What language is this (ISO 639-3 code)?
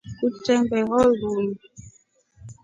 rof